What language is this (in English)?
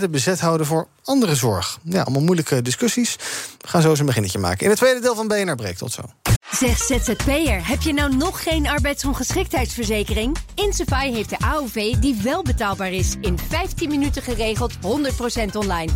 Dutch